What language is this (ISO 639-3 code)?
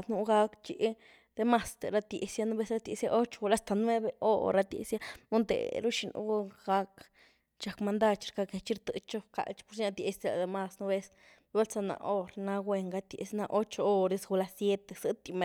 ztu